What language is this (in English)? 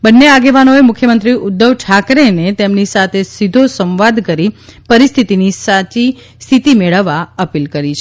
Gujarati